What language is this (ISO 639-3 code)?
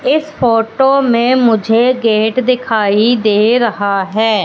hin